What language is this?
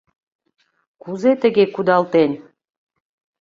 Mari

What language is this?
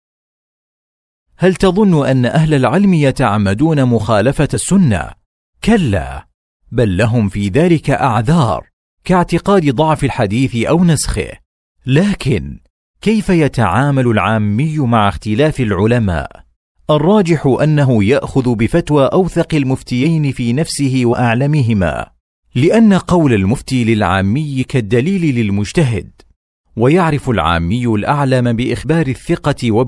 Arabic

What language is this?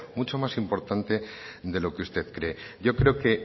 Spanish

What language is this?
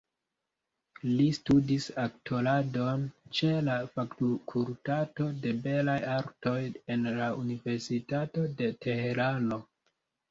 Esperanto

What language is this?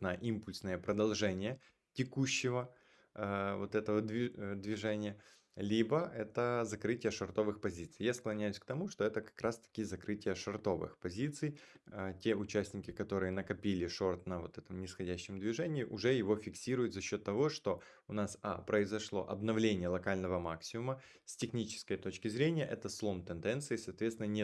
Russian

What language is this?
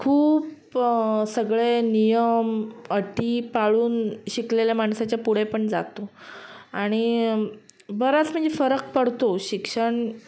Marathi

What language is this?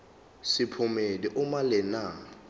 Zulu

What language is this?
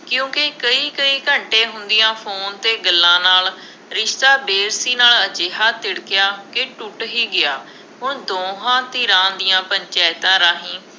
Punjabi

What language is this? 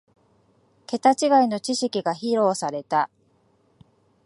Japanese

